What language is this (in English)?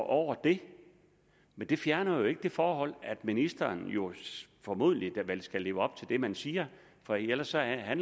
Danish